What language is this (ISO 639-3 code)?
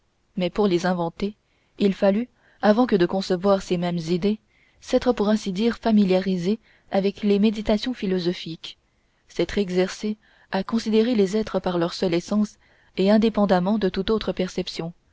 fra